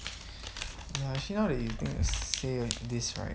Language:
English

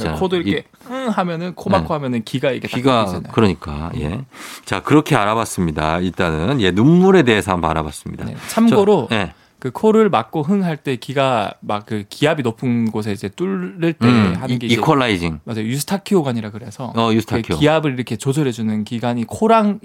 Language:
Korean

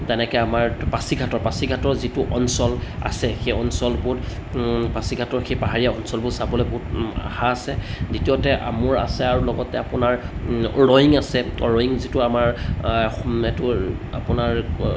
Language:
Assamese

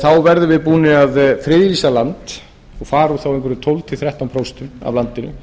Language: Icelandic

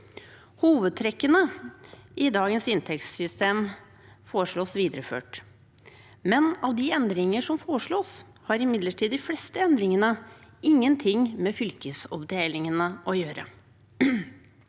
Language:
Norwegian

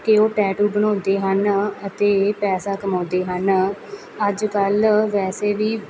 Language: Punjabi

